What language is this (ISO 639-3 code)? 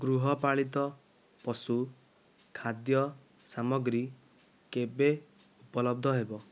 ori